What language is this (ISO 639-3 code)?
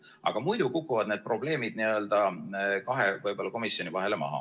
est